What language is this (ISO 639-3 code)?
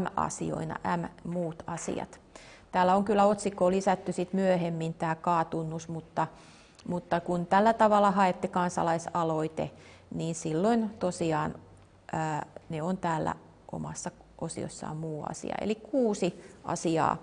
fin